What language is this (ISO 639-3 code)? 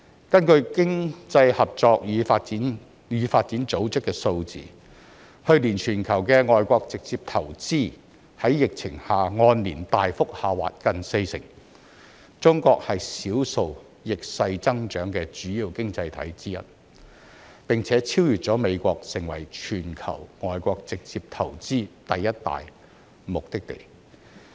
yue